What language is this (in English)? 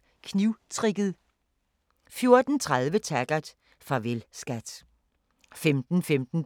Danish